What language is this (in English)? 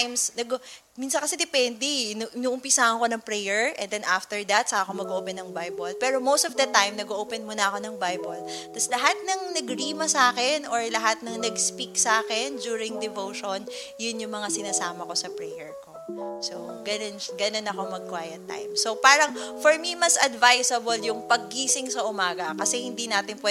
Filipino